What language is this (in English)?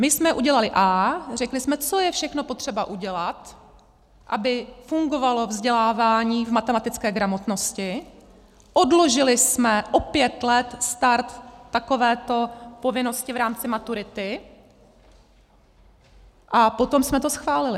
Czech